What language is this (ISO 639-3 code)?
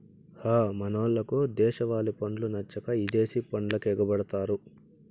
tel